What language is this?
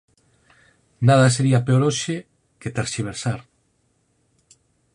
Galician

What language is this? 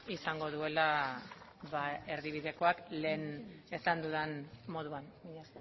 Basque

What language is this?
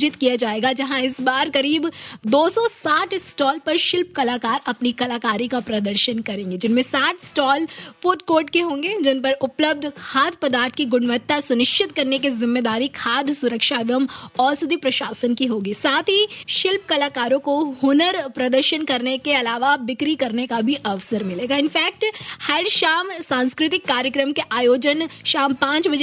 Hindi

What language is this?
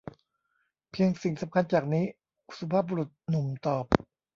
Thai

